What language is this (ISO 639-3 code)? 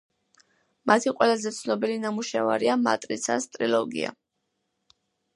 kat